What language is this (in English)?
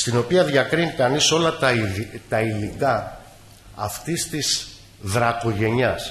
Greek